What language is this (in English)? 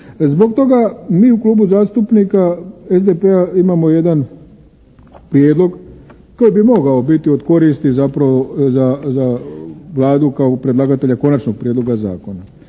Croatian